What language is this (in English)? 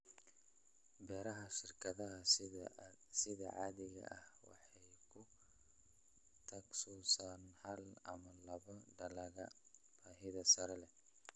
Somali